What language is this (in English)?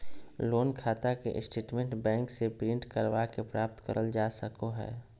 Magahi